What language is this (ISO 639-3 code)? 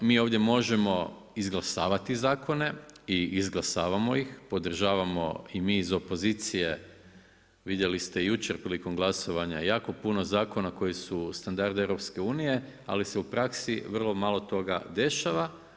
hrv